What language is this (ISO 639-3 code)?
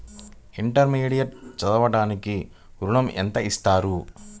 tel